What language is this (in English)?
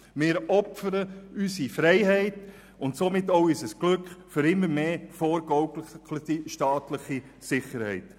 Swiss German